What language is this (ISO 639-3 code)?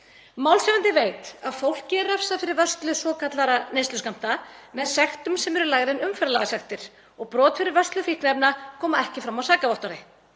isl